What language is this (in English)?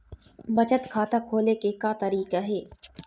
Chhattisgarhi